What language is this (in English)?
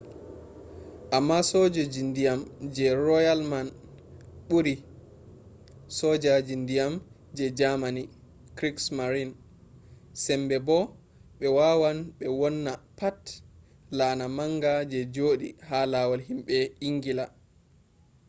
Fula